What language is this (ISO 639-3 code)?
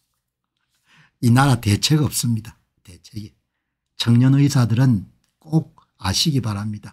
kor